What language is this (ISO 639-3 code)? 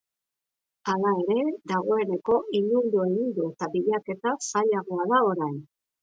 eus